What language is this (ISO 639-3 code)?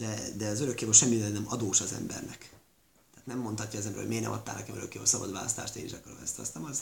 hun